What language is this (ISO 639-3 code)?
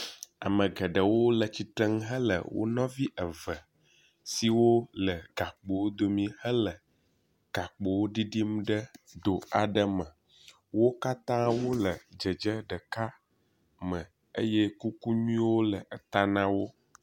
ewe